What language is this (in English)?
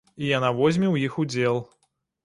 Belarusian